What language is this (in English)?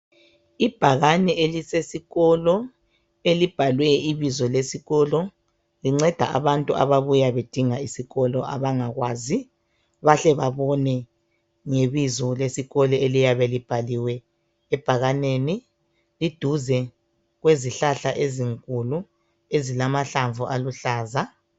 North Ndebele